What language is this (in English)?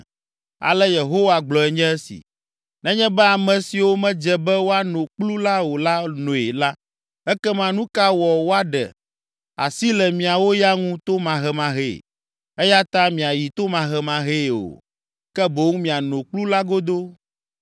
Ewe